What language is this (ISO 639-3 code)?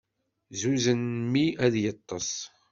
kab